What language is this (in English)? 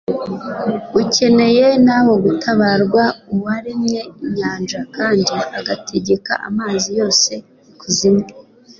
Kinyarwanda